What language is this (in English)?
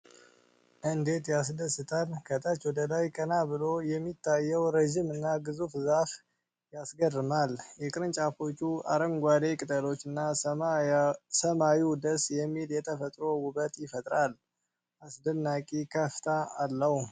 Amharic